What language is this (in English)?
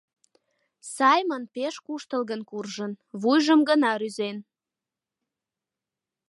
Mari